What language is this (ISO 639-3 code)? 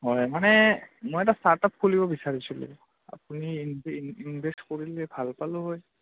asm